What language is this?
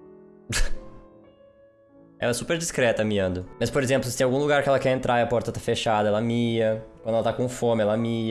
Portuguese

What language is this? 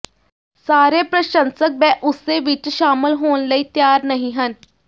Punjabi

